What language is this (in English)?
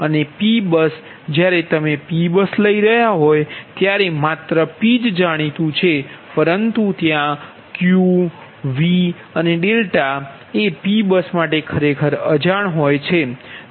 Gujarati